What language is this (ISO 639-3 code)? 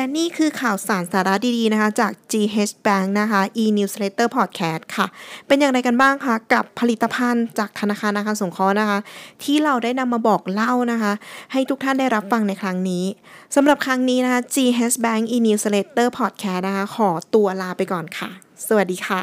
tha